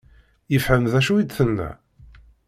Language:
Kabyle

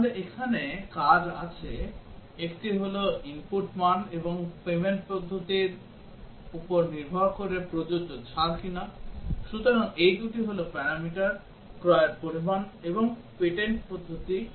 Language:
Bangla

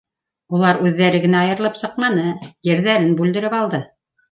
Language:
Bashkir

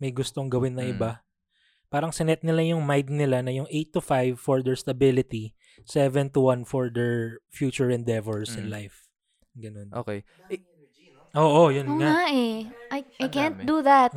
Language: Filipino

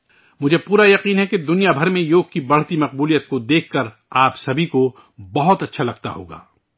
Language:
Urdu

